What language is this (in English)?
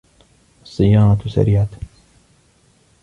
Arabic